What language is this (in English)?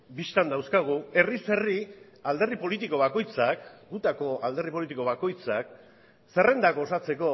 Basque